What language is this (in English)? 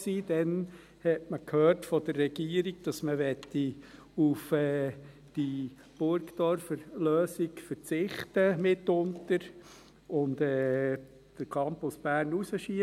Swiss German